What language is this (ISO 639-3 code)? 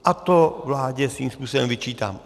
ces